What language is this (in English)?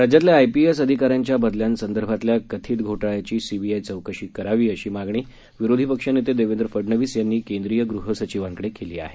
Marathi